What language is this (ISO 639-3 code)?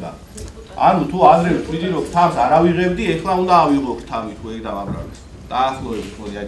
ron